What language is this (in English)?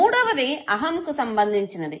Telugu